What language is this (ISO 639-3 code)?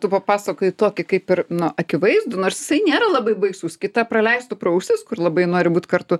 lit